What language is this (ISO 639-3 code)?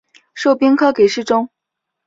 zho